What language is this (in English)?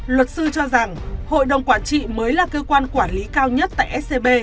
Vietnamese